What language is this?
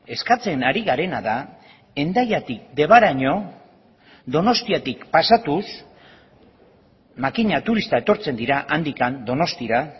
Basque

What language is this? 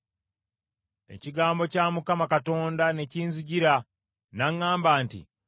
Ganda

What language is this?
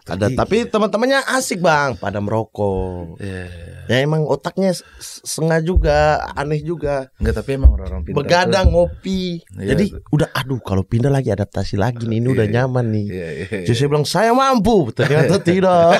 Indonesian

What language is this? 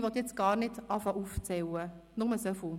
Swiss German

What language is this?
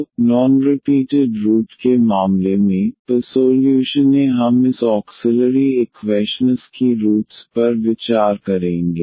Hindi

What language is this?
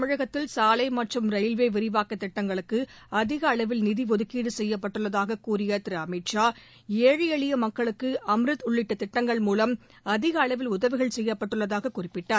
Tamil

